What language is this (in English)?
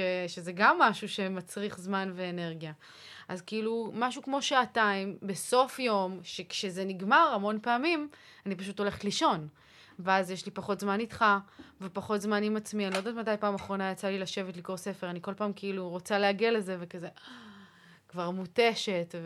Hebrew